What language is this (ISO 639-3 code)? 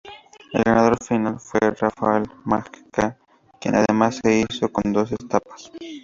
spa